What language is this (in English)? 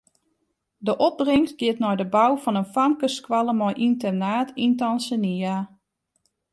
Western Frisian